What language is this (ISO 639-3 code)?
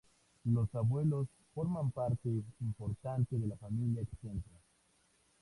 spa